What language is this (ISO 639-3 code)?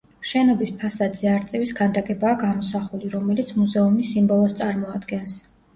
kat